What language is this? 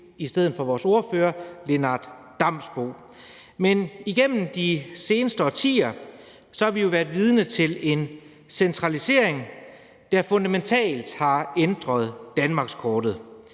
Danish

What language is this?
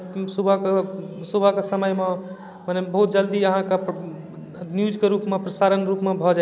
Maithili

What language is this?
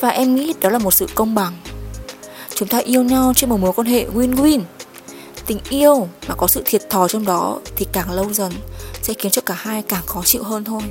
Vietnamese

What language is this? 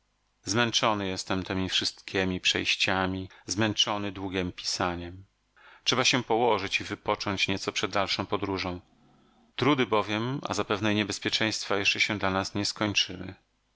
Polish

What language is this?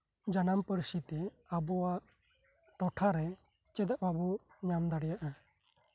Santali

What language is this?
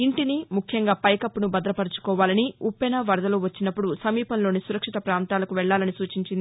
Telugu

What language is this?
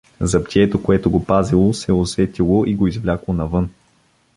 Bulgarian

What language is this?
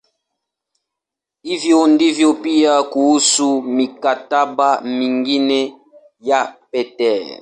Swahili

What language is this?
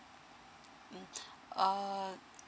English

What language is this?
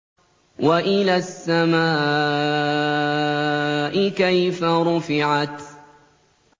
Arabic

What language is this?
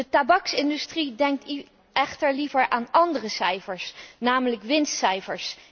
Dutch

